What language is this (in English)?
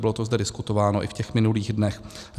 Czech